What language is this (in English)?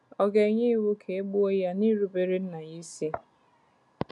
Igbo